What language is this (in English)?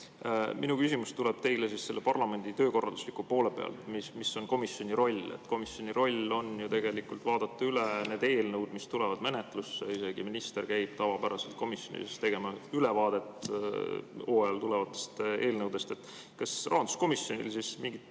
Estonian